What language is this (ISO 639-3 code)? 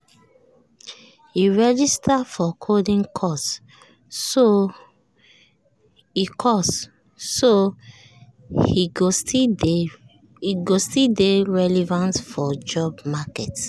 pcm